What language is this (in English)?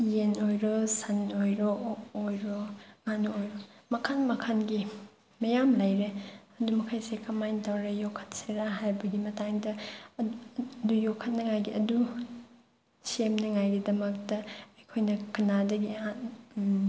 Manipuri